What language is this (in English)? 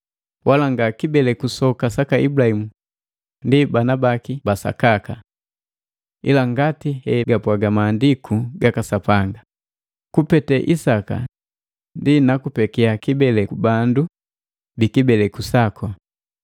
Matengo